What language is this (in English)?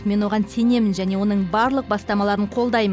Kazakh